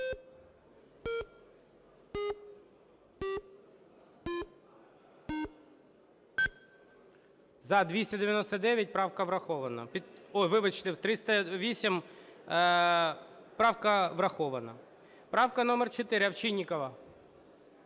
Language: Ukrainian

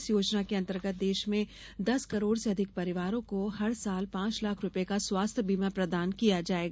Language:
Hindi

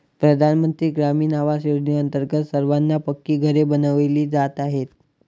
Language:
Marathi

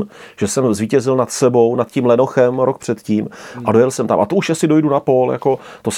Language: Czech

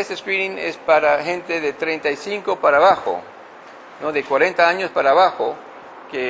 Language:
Spanish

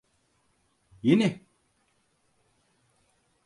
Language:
Turkish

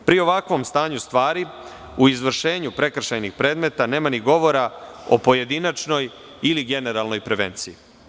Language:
Serbian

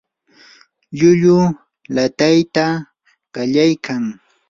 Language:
Yanahuanca Pasco Quechua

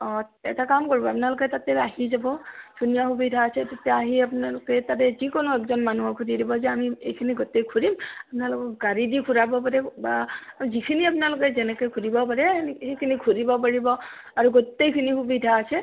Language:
Assamese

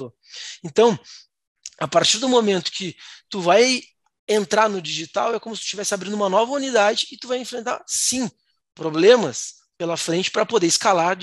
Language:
Portuguese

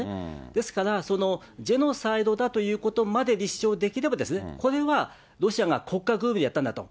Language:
Japanese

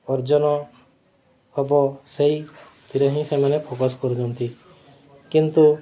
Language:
Odia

